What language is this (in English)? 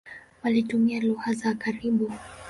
Swahili